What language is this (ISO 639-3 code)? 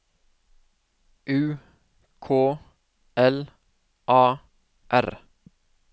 nor